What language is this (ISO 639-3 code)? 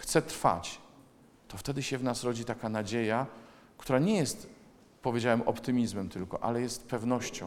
pol